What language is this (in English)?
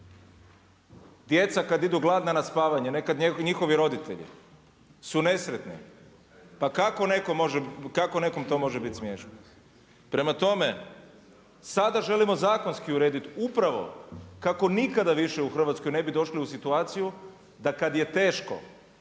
Croatian